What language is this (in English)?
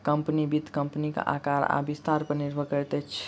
Maithili